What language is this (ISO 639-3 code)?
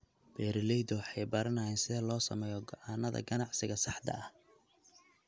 som